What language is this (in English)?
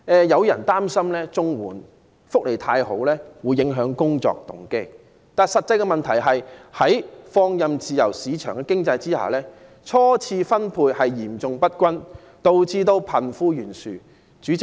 Cantonese